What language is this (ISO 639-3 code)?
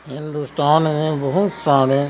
urd